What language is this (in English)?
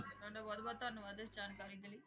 Punjabi